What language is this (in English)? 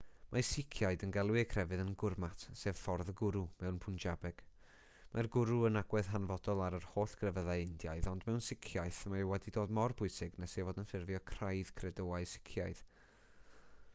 Welsh